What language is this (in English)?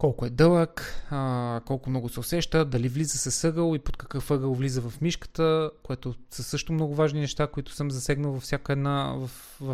Bulgarian